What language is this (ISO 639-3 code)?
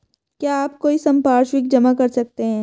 hin